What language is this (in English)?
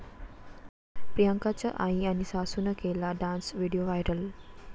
Marathi